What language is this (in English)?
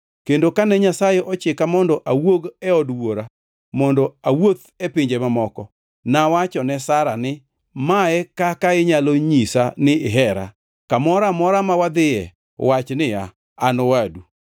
Luo (Kenya and Tanzania)